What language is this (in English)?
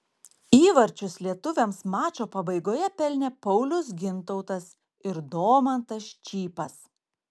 Lithuanian